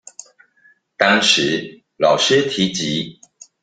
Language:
Chinese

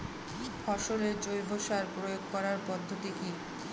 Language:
Bangla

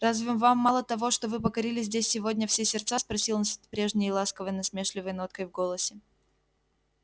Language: Russian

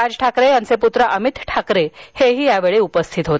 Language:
Marathi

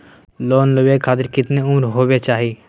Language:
Magahi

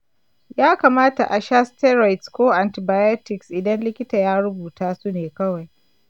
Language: Hausa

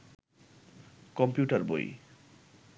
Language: Bangla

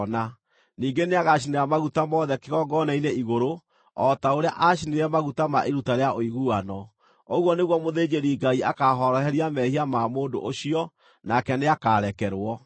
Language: Kikuyu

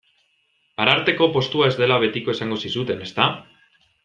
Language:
Basque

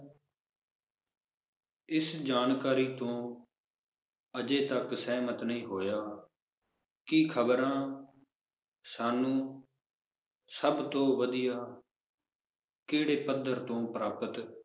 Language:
Punjabi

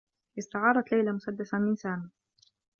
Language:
Arabic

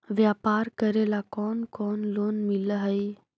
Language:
Magahi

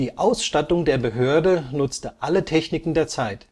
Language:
German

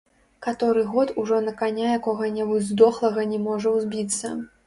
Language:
Belarusian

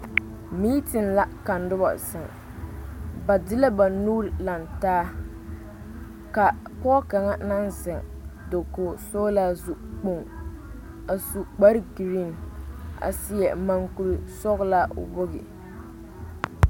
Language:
Southern Dagaare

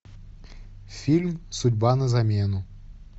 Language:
Russian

